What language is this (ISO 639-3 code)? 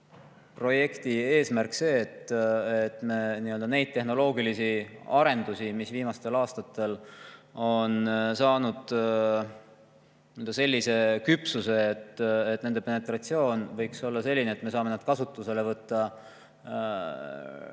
est